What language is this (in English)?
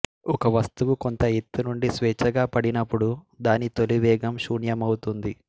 Telugu